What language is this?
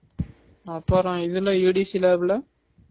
Tamil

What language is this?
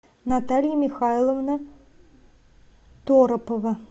Russian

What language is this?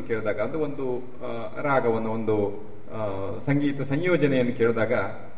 Kannada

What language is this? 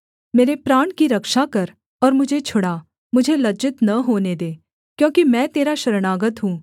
Hindi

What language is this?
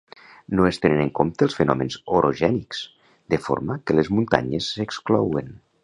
Catalan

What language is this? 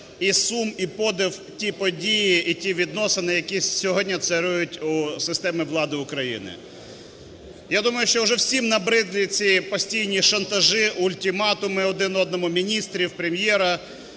Ukrainian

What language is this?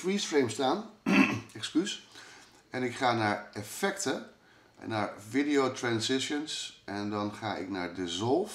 Dutch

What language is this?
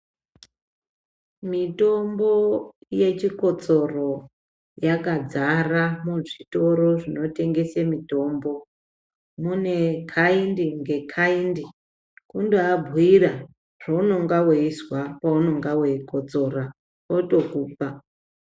Ndau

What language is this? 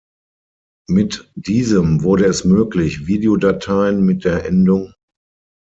German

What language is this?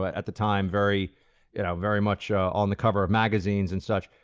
English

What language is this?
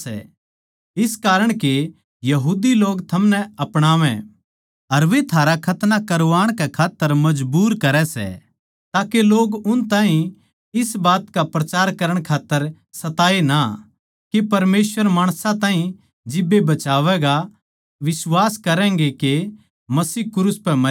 Haryanvi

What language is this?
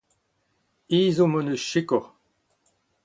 Breton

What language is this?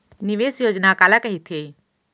Chhattisgarhi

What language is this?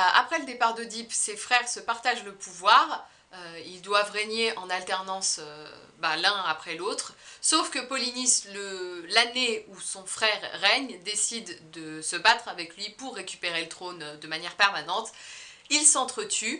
French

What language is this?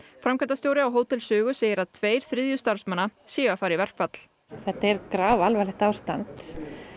Icelandic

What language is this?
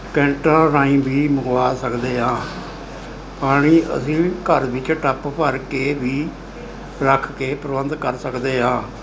Punjabi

